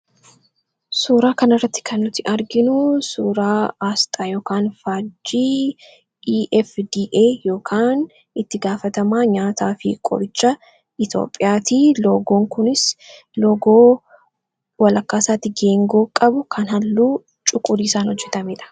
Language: Oromo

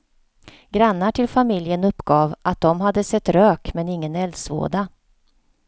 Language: Swedish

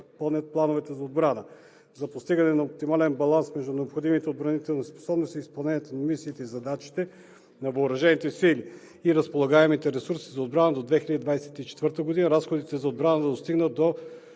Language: Bulgarian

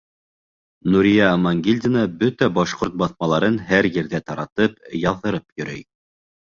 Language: Bashkir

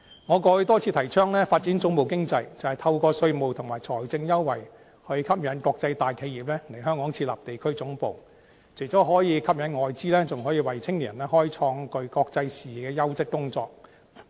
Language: Cantonese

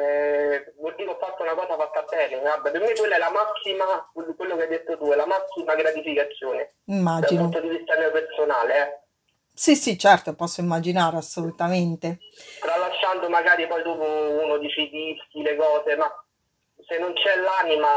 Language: Italian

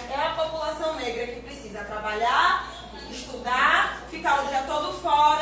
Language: Portuguese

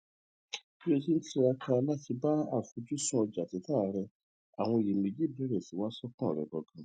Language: Yoruba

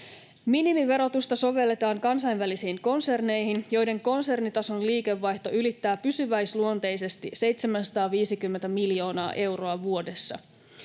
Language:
Finnish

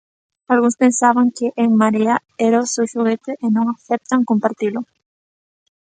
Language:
Galician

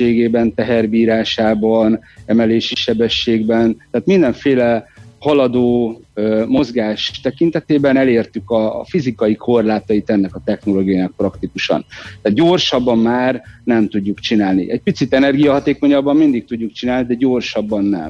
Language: Hungarian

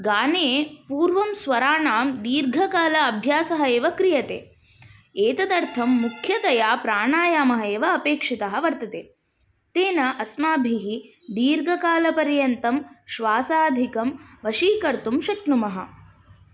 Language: Sanskrit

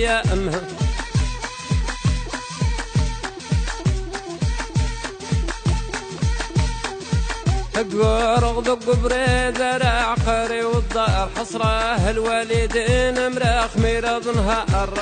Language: Arabic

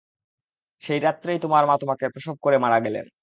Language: Bangla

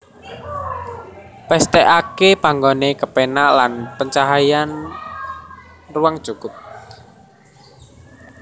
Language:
Javanese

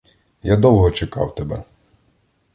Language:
Ukrainian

